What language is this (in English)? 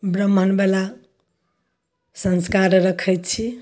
Maithili